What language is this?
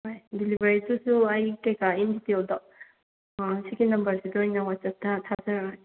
Manipuri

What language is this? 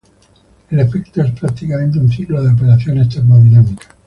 Spanish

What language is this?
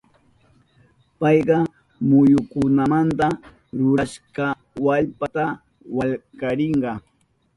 Southern Pastaza Quechua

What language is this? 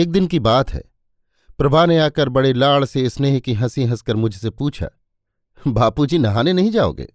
Hindi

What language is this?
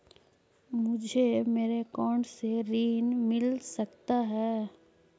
Magahi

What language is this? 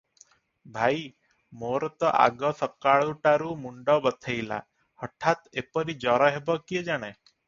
Odia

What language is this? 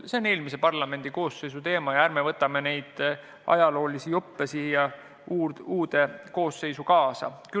Estonian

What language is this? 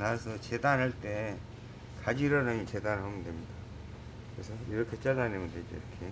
Korean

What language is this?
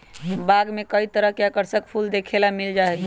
Magahi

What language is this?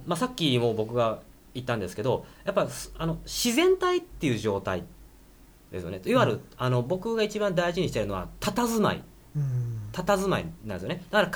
Japanese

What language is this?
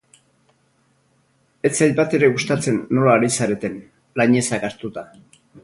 Basque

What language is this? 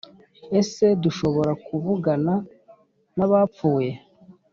Kinyarwanda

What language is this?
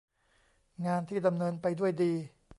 Thai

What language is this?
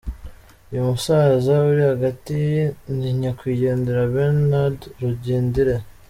Kinyarwanda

